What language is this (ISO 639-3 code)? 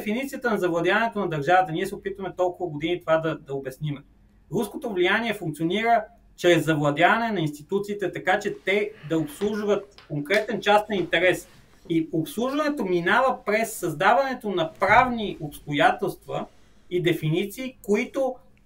bul